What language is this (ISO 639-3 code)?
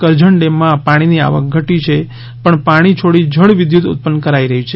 guj